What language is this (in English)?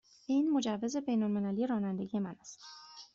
Persian